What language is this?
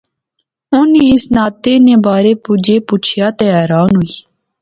Pahari-Potwari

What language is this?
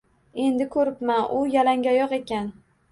Uzbek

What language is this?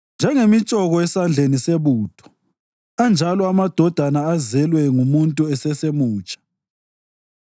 North Ndebele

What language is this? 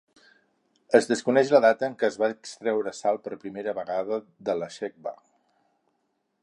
Catalan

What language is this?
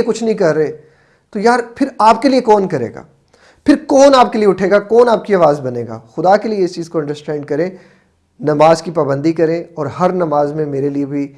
Hindi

